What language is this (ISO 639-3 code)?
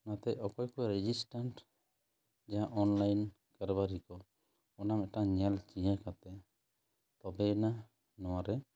sat